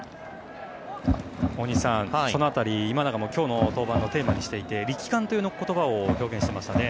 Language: Japanese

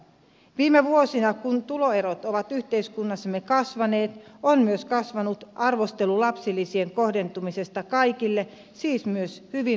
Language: Finnish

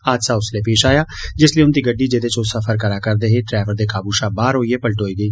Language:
Dogri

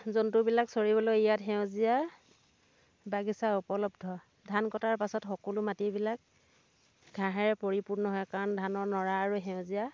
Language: Assamese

